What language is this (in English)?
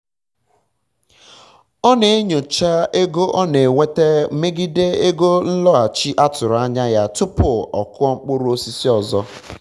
Igbo